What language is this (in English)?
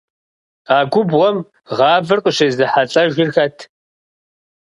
Kabardian